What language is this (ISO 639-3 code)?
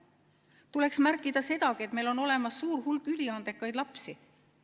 est